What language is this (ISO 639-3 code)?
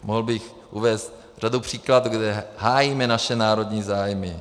ces